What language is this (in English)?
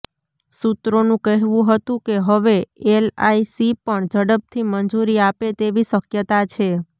Gujarati